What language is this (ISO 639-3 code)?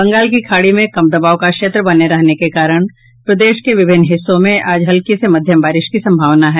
hin